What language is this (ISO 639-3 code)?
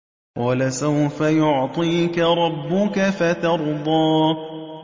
ara